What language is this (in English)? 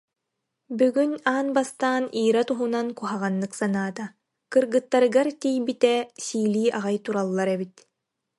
Yakut